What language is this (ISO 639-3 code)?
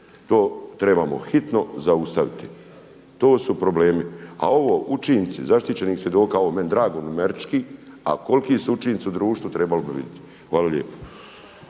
hrv